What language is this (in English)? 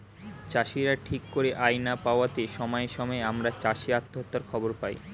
Bangla